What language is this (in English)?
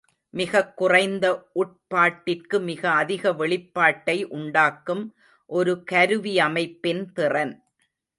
Tamil